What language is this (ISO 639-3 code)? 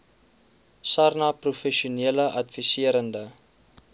afr